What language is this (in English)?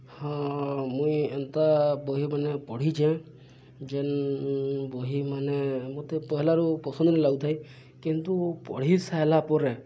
Odia